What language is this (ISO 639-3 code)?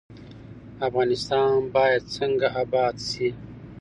pus